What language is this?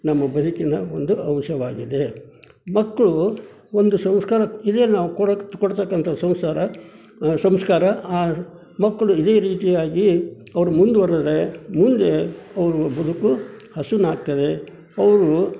Kannada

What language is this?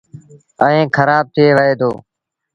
Sindhi Bhil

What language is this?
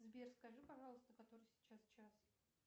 Russian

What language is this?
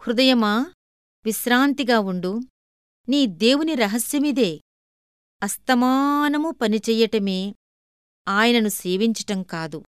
Telugu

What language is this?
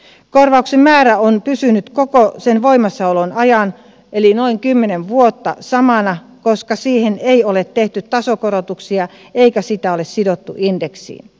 Finnish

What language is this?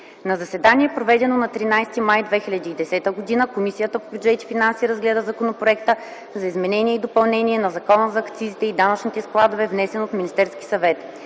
Bulgarian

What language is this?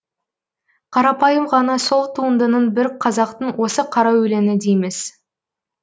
Kazakh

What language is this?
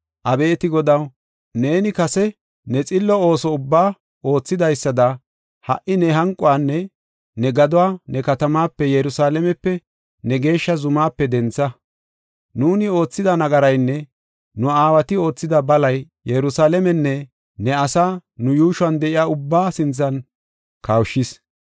Gofa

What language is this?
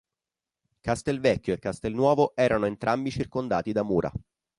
Italian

